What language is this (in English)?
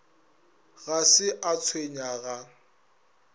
Northern Sotho